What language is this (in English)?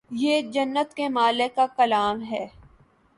Urdu